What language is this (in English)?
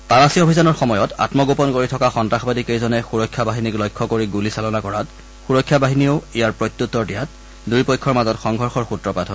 Assamese